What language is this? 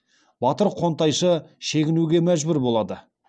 Kazakh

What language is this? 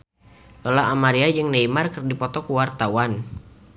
Sundanese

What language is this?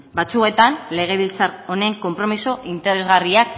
Basque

